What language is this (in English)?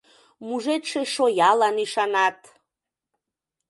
Mari